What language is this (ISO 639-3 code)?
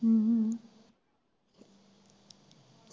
pan